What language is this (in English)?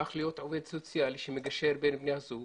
Hebrew